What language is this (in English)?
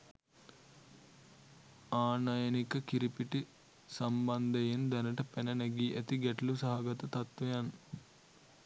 Sinhala